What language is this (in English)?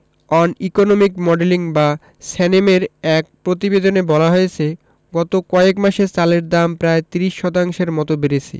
Bangla